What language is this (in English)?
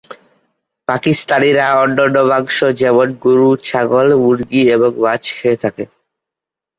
Bangla